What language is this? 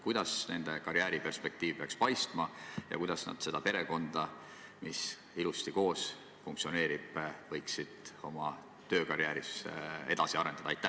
Estonian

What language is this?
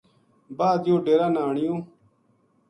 Gujari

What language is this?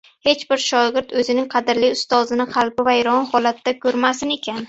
Uzbek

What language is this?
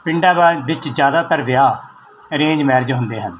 Punjabi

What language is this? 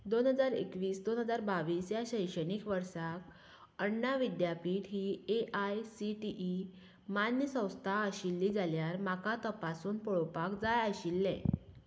Konkani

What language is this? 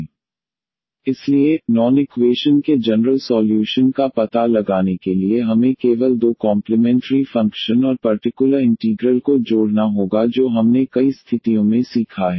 Hindi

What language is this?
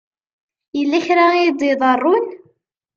Kabyle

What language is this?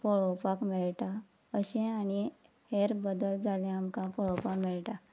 Konkani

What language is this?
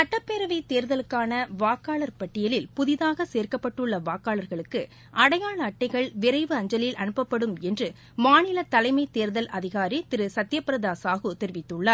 Tamil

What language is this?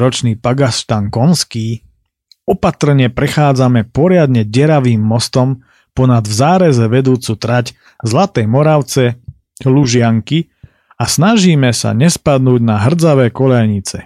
Slovak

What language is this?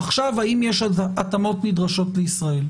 Hebrew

